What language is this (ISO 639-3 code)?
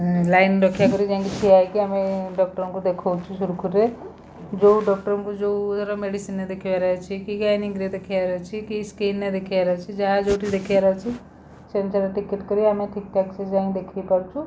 ori